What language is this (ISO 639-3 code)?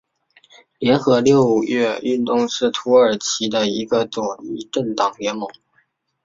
zho